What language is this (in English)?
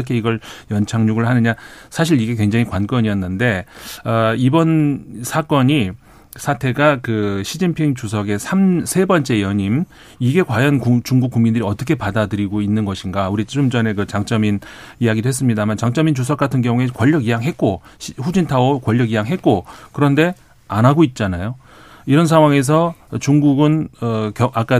Korean